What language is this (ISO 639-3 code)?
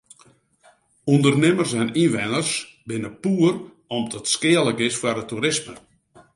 fry